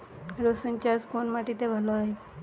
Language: Bangla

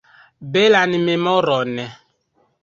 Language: Esperanto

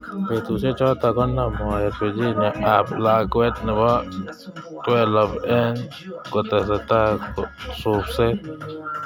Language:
Kalenjin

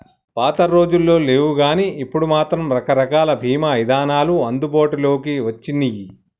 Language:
Telugu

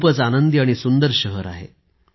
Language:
Marathi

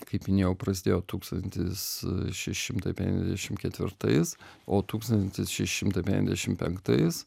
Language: Lithuanian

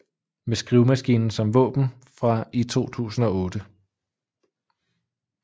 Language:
Danish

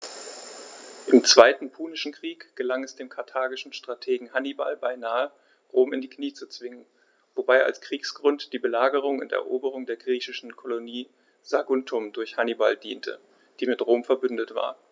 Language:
German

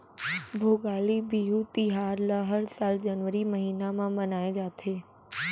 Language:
Chhattisgarhi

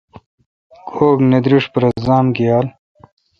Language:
Kalkoti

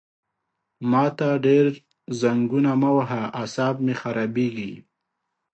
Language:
Pashto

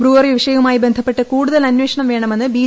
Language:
Malayalam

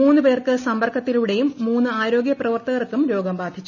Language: Malayalam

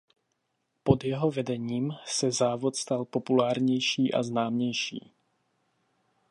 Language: Czech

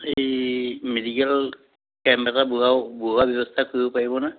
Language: Assamese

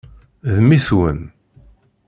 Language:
Kabyle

